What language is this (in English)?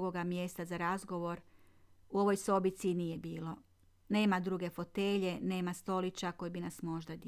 Croatian